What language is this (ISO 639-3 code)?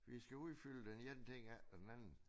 dan